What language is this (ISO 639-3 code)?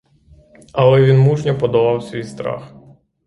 ukr